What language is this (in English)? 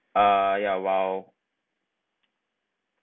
English